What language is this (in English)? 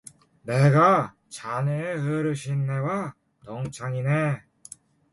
Korean